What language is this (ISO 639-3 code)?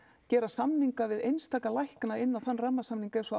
isl